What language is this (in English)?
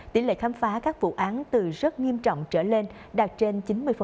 Vietnamese